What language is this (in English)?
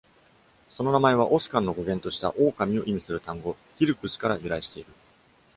Japanese